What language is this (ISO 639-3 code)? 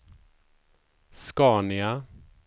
swe